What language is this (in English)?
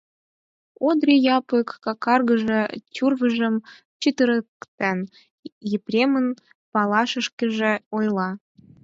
Mari